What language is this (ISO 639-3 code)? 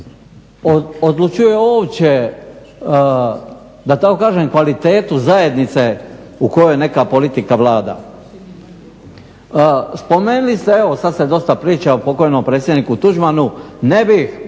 hrv